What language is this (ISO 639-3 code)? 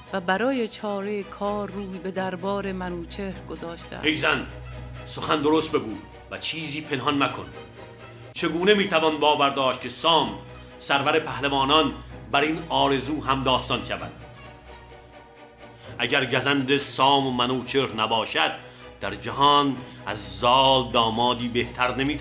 fas